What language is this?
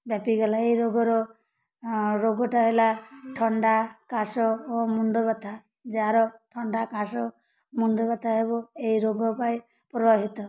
Odia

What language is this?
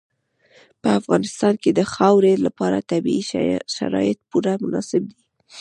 Pashto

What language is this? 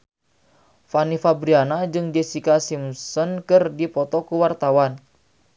Sundanese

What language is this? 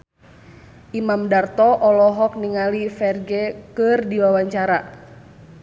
Sundanese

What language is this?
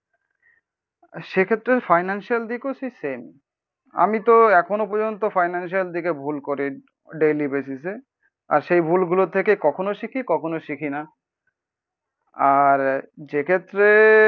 Bangla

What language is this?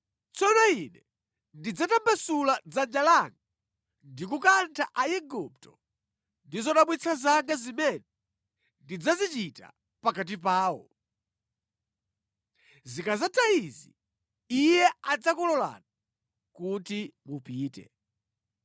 Nyanja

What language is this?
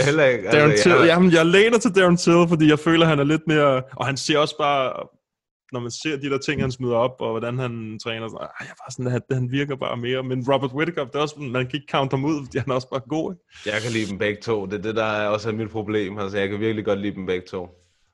Danish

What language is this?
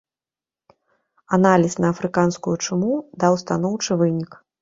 Belarusian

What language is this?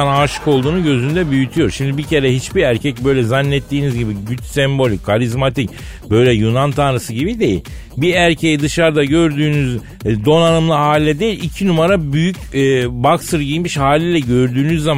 Turkish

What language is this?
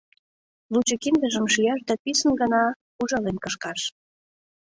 Mari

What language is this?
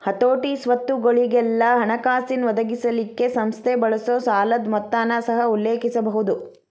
Kannada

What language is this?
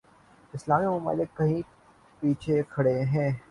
Urdu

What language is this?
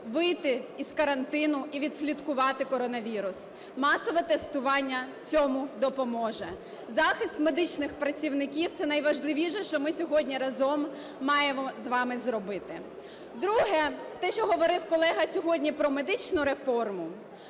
Ukrainian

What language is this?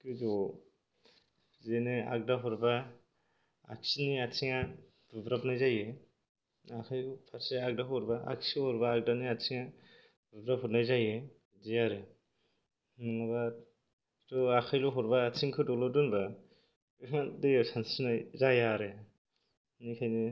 Bodo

